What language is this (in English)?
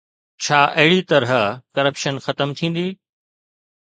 Sindhi